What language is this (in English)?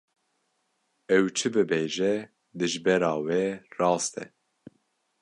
Kurdish